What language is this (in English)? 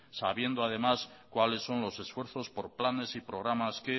Spanish